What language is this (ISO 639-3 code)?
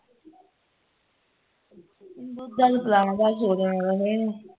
pan